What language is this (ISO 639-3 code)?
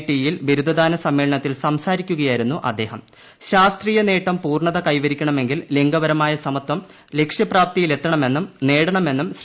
mal